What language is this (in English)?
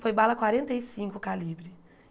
Portuguese